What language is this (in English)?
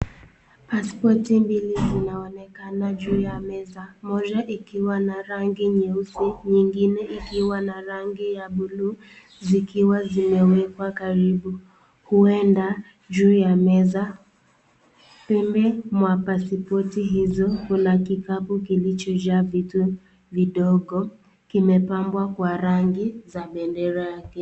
Swahili